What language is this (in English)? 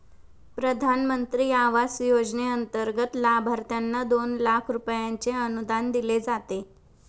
Marathi